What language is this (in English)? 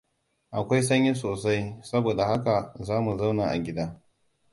Hausa